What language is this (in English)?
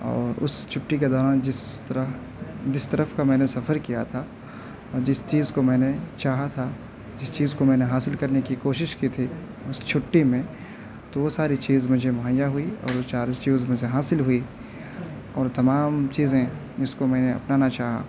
Urdu